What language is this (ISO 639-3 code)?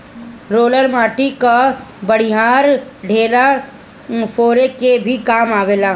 bho